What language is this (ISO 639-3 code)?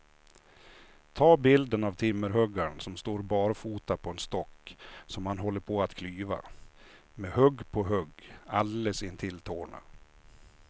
swe